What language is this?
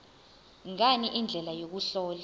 Zulu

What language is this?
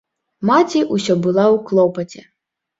Belarusian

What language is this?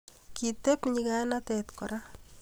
Kalenjin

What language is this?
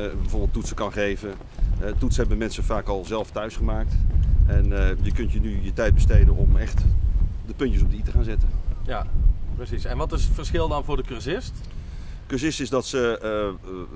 Dutch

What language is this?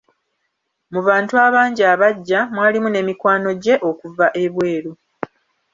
Ganda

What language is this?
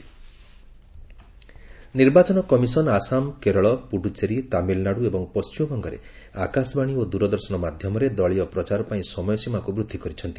Odia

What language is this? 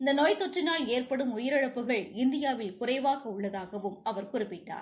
Tamil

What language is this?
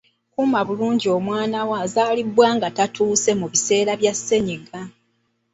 Ganda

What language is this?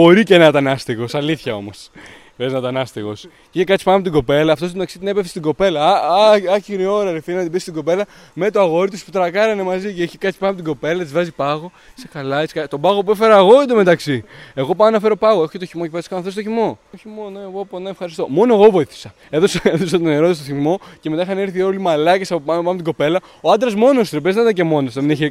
Greek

